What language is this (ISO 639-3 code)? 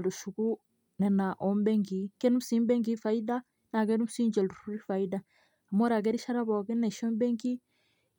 mas